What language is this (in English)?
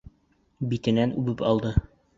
Bashkir